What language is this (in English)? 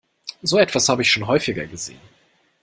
German